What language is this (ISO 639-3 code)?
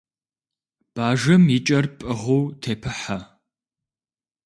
kbd